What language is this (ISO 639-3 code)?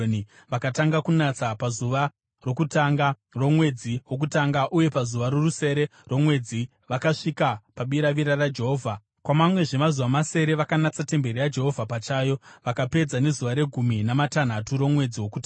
sna